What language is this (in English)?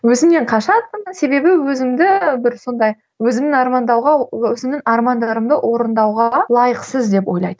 Kazakh